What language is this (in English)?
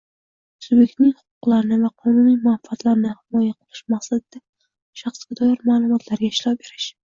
Uzbek